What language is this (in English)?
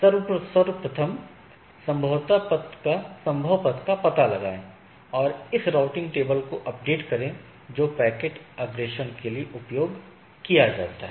Hindi